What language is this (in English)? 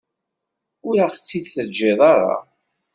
Kabyle